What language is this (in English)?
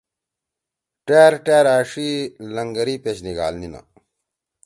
Torwali